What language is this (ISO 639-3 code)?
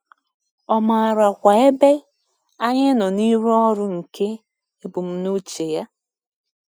ibo